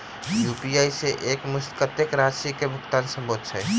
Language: Maithili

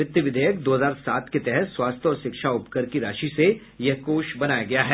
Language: Hindi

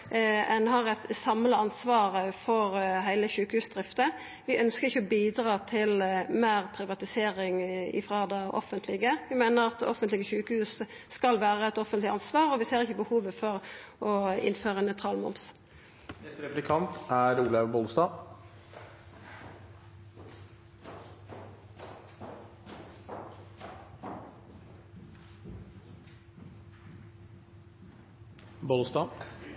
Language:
Norwegian Nynorsk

